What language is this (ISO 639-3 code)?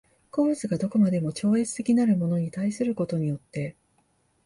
jpn